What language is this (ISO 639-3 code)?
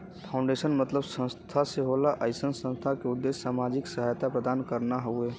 bho